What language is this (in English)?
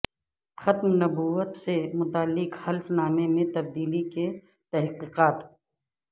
Urdu